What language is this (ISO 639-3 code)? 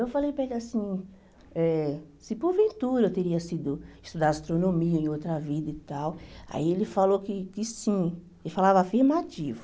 por